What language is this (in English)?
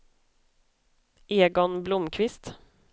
Swedish